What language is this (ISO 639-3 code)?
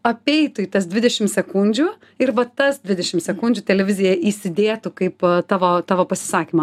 lit